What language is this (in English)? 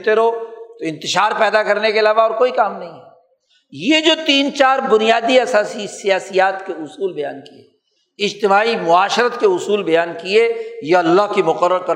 Urdu